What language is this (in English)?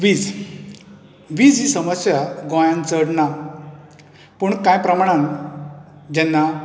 Konkani